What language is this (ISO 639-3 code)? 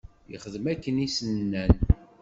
kab